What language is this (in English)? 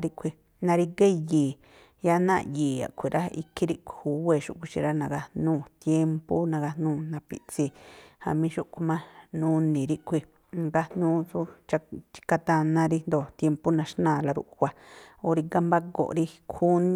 Tlacoapa Me'phaa